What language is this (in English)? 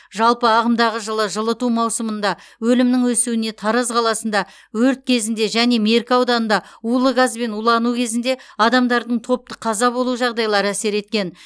Kazakh